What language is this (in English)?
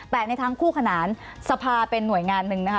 Thai